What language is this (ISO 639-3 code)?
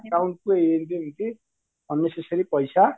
ori